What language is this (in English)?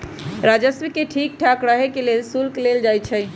Magahi